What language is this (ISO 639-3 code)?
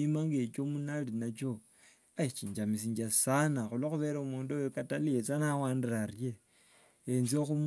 lwg